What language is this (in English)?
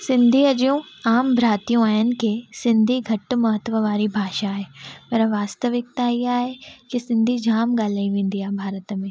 Sindhi